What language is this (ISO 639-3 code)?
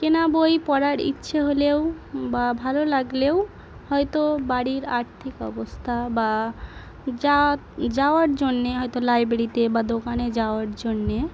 ben